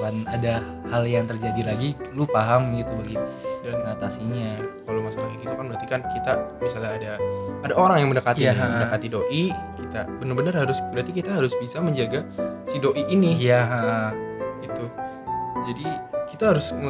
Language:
Indonesian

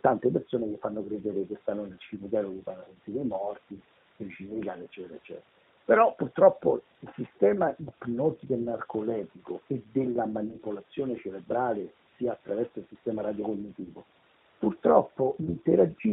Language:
Italian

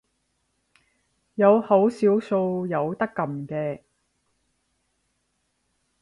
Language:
Cantonese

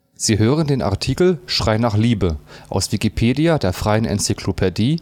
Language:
German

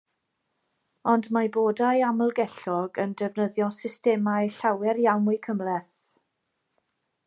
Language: Welsh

